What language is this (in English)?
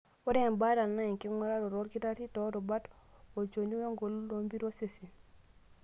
Masai